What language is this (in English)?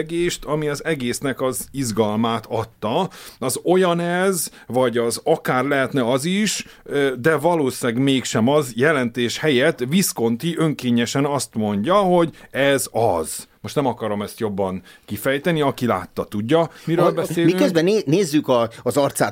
Hungarian